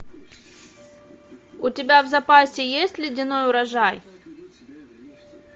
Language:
Russian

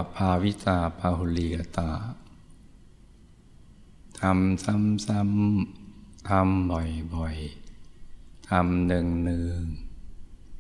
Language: Thai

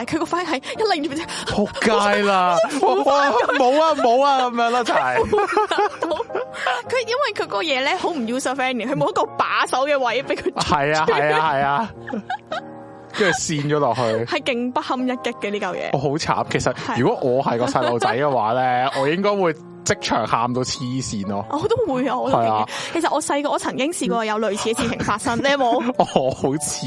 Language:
Chinese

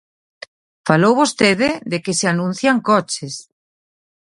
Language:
Galician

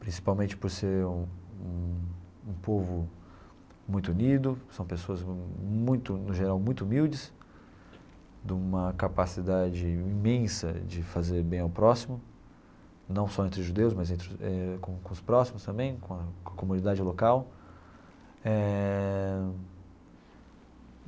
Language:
Portuguese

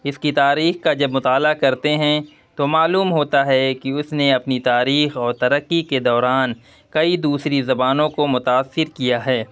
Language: Urdu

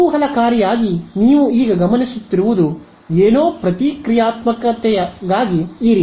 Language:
Kannada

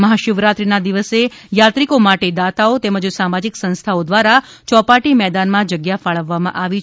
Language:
Gujarati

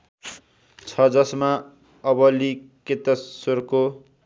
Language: Nepali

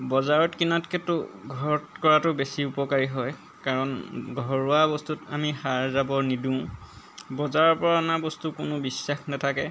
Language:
Assamese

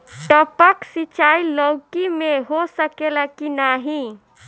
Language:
Bhojpuri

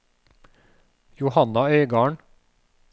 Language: Norwegian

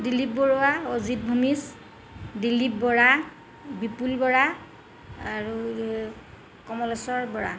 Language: Assamese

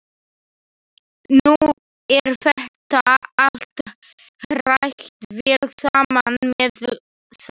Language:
Icelandic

